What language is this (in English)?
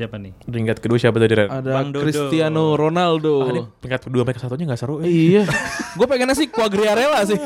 Indonesian